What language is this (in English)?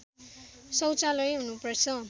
Nepali